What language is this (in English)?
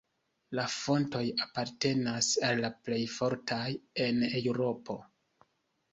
Esperanto